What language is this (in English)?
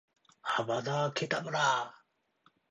Japanese